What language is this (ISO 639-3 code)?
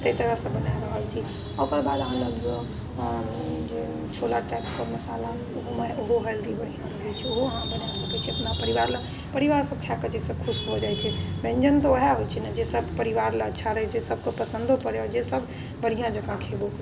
mai